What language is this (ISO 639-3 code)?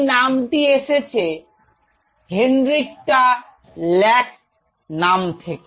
ben